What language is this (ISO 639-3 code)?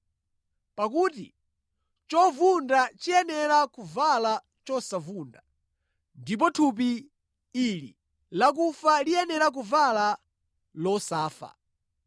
nya